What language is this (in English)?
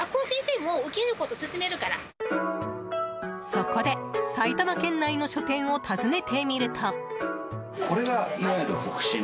Japanese